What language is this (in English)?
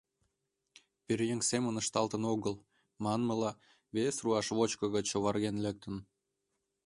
Mari